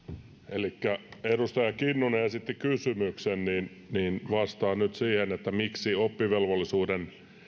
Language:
Finnish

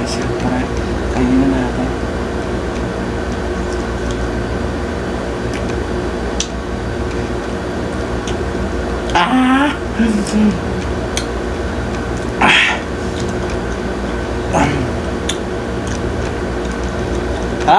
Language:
Indonesian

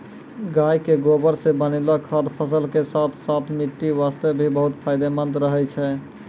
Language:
Maithili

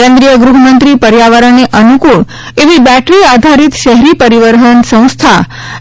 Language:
Gujarati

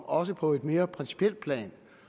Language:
Danish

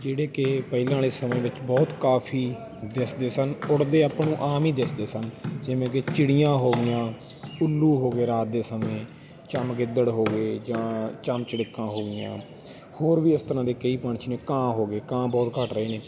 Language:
Punjabi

